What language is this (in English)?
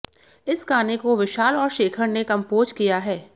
Hindi